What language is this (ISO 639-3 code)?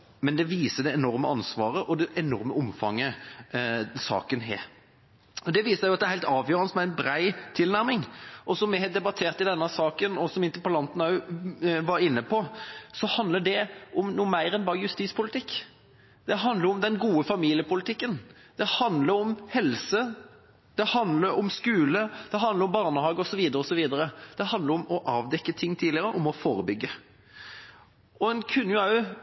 nob